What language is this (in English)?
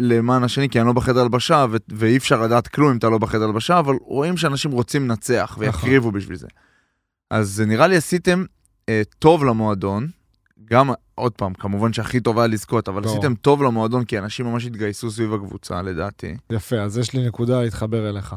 Hebrew